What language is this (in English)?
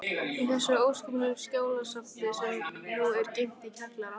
Icelandic